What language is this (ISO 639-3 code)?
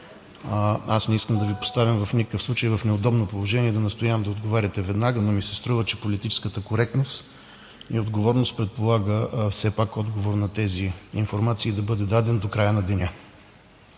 bul